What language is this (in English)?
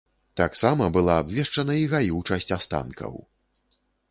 Belarusian